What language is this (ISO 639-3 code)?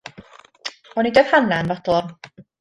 cym